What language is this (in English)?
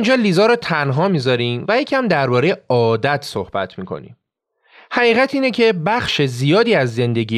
Persian